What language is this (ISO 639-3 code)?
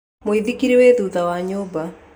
kik